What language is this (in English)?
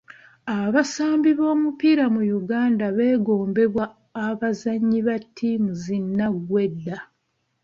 Ganda